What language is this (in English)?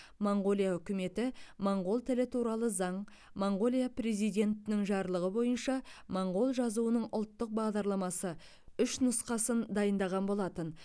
Kazakh